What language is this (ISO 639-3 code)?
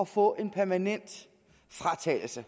dan